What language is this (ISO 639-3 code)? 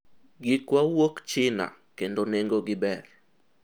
luo